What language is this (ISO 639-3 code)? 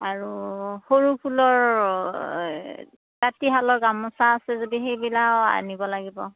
asm